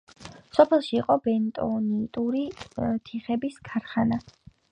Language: Georgian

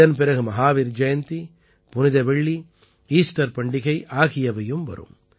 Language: Tamil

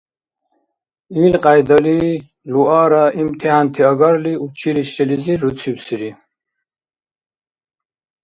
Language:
Dargwa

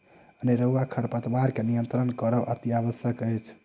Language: Maithili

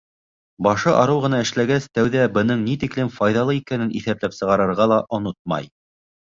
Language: Bashkir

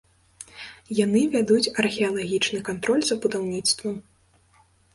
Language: Belarusian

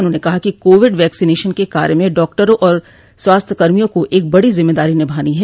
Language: Hindi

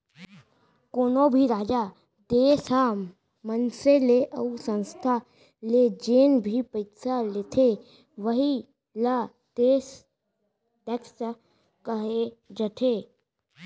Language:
Chhattisgarhi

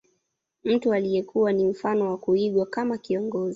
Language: Swahili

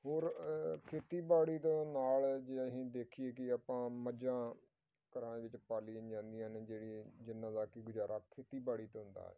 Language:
Punjabi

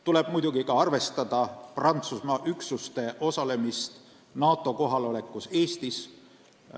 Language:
Estonian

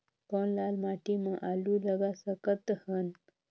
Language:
Chhattisgarhi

